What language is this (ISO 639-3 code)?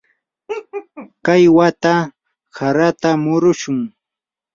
qur